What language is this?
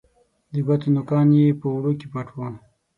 Pashto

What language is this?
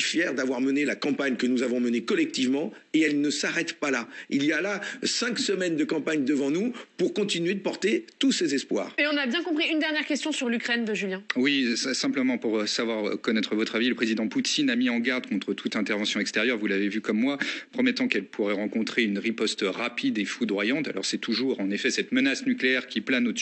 French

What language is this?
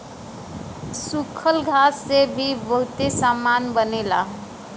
Bhojpuri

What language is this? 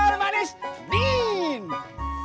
Indonesian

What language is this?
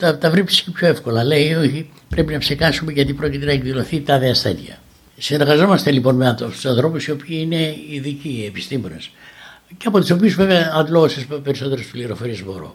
Greek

